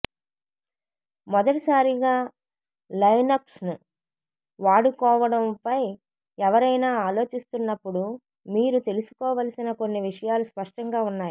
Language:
Telugu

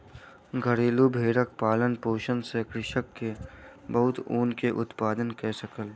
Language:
Maithili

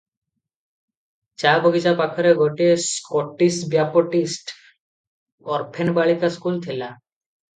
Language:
Odia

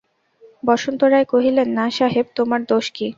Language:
Bangla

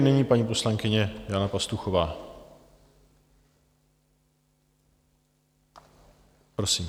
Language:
Czech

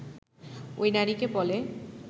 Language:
Bangla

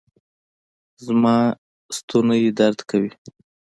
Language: Pashto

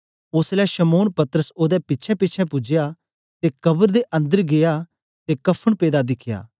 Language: Dogri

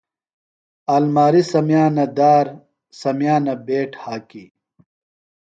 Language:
Phalura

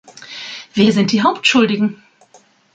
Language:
German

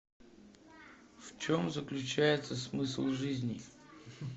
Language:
Russian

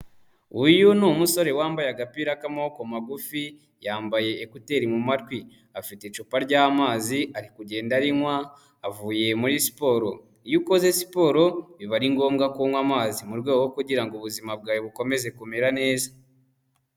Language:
Kinyarwanda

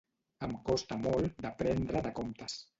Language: Catalan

